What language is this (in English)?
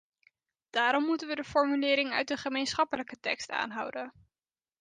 Dutch